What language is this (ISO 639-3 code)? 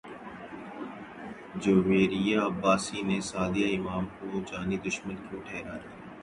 urd